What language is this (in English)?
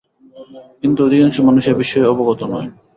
Bangla